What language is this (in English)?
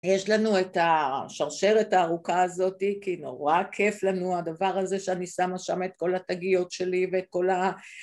Hebrew